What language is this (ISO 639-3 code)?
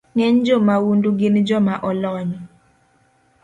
luo